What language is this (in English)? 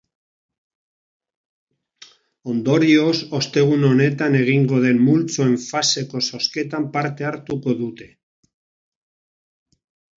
Basque